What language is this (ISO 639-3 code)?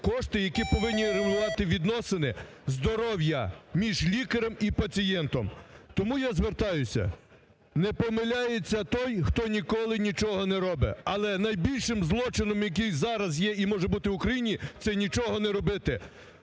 ukr